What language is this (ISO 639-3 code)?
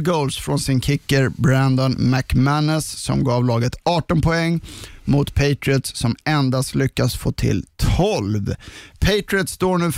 swe